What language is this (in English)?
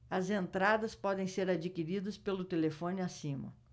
Portuguese